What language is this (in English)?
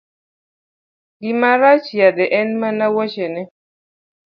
Luo (Kenya and Tanzania)